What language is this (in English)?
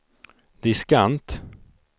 Swedish